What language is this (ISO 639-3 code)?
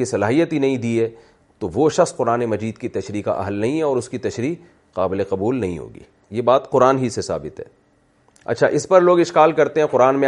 urd